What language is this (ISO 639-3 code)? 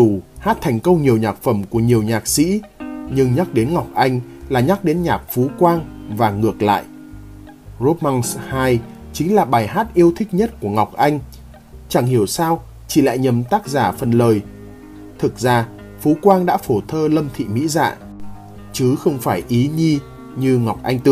vie